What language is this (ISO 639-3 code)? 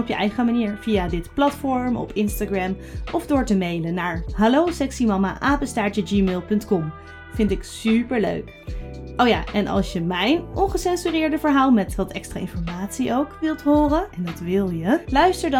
nld